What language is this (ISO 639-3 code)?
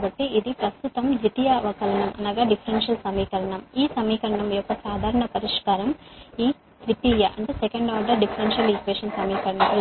tel